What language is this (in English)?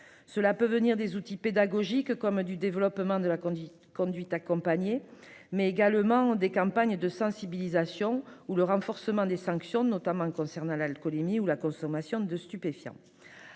French